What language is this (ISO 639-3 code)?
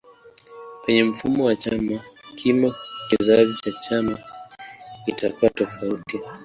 swa